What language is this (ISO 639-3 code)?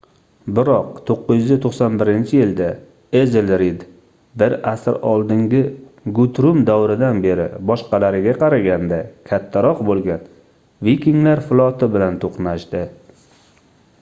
uzb